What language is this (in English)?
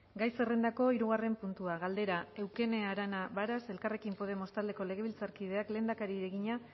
Basque